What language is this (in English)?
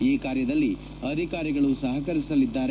Kannada